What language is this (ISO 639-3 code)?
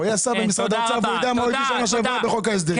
heb